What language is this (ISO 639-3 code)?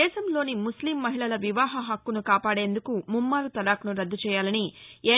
tel